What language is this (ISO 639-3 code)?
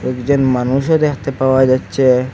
ben